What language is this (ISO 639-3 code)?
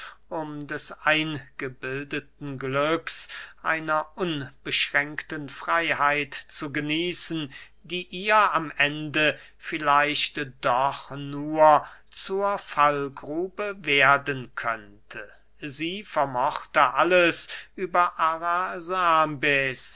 deu